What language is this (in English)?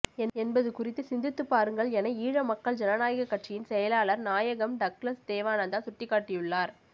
Tamil